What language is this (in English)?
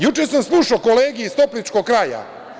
Serbian